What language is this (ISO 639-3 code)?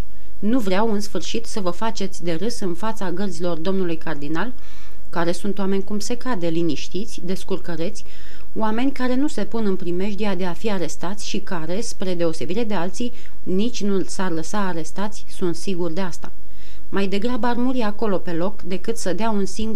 ron